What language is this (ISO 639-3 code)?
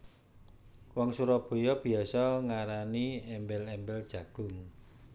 jav